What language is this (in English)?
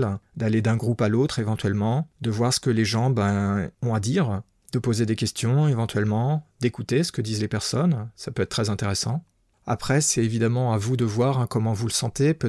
French